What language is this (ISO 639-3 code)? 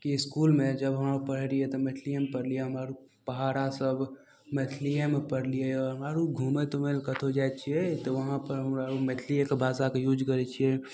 mai